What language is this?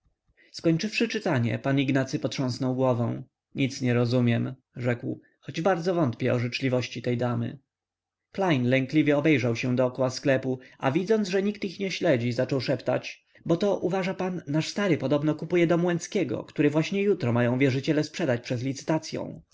Polish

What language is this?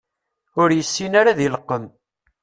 Kabyle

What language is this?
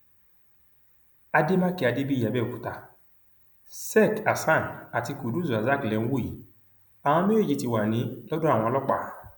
Yoruba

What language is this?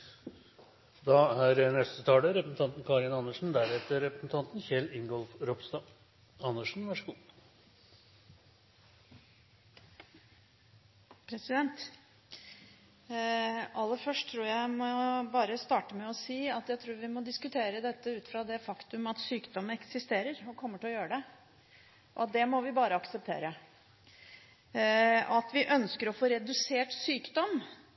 Norwegian Bokmål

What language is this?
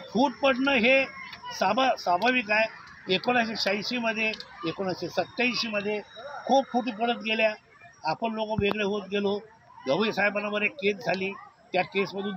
Hindi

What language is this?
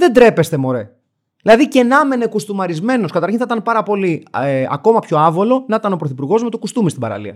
Greek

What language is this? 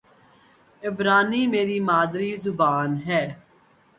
Urdu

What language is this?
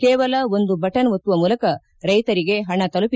Kannada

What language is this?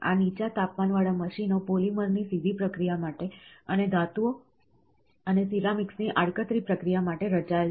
Gujarati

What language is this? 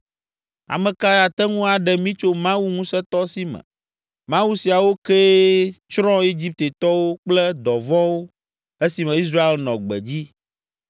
Ewe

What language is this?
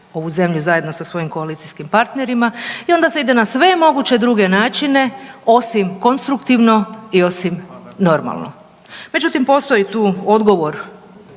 Croatian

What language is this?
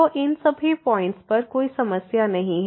Hindi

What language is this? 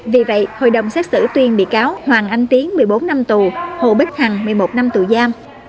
Vietnamese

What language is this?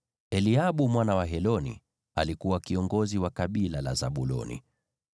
Swahili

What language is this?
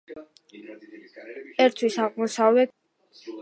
Georgian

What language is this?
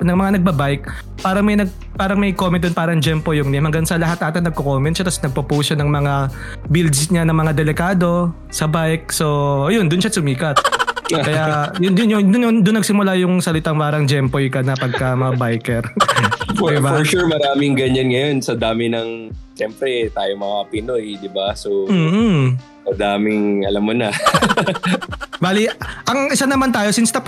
Filipino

